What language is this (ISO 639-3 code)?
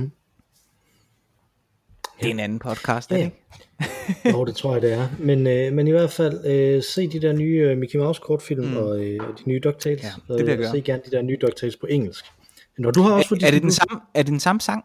dan